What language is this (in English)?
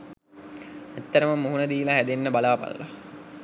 Sinhala